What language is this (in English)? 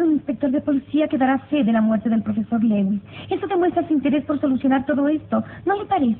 Spanish